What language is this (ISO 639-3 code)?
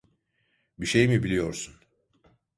tur